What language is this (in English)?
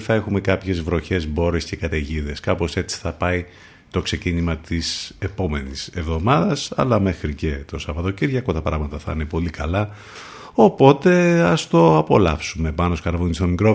Greek